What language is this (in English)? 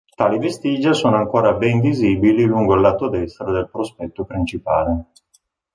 Italian